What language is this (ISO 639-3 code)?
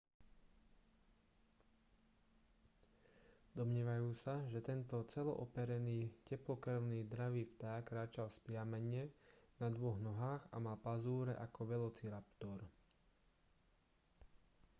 slk